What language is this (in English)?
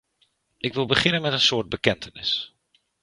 Dutch